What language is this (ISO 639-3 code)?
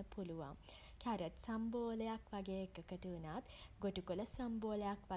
sin